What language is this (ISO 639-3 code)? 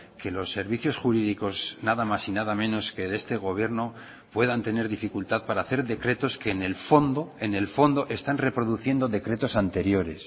spa